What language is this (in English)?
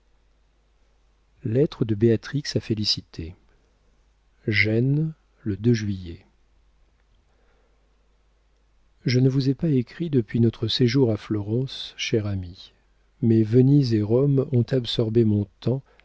French